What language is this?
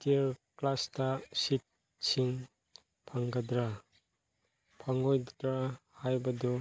Manipuri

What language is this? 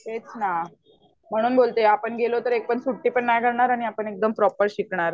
Marathi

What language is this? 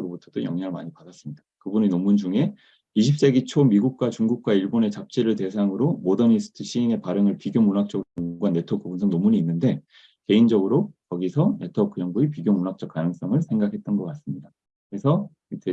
Korean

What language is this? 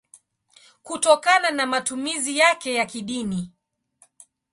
Swahili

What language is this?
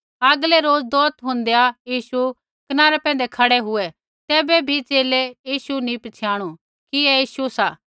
Kullu Pahari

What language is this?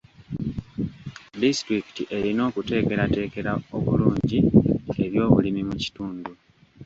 Ganda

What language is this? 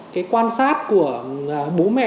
Vietnamese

